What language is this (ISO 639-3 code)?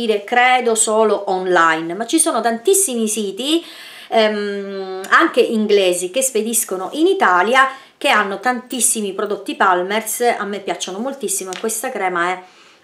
ita